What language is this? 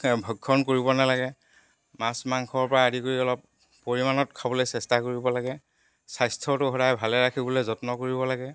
Assamese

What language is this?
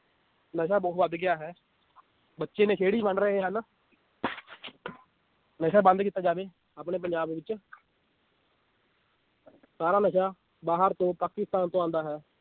Punjabi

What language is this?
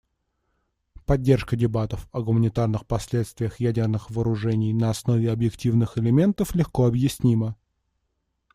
Russian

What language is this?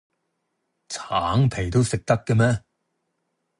Cantonese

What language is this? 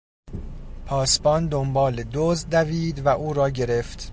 Persian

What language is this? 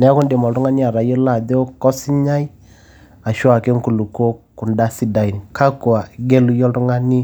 Masai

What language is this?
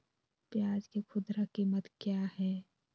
Magahi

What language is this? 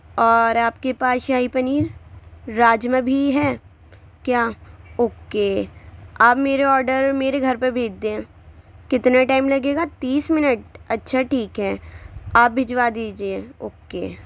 Urdu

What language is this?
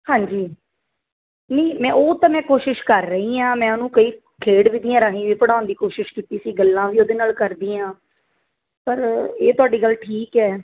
Punjabi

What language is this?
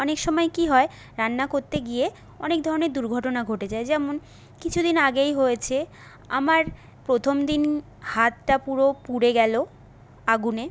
Bangla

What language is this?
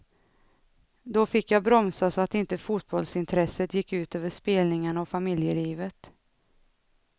Swedish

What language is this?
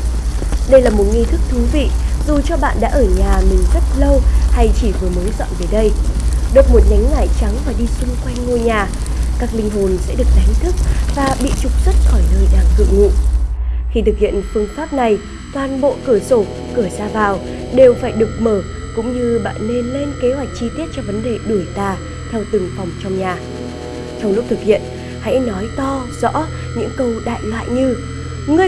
Vietnamese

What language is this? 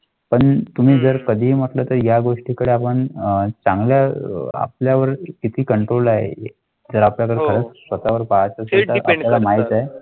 Marathi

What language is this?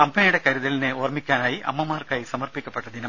Malayalam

